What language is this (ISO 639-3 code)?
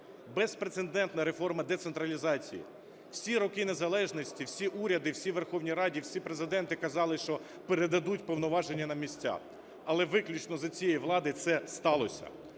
ukr